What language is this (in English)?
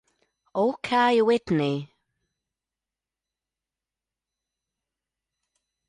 Italian